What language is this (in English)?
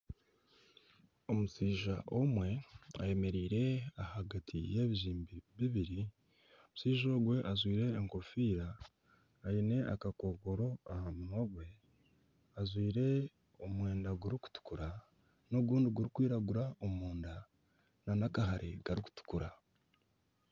Nyankole